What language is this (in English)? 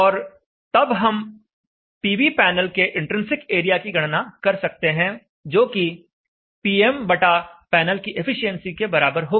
Hindi